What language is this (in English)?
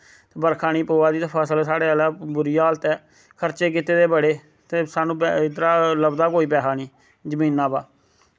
Dogri